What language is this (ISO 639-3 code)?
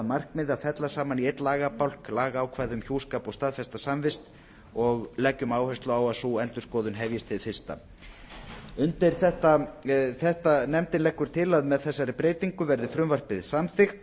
isl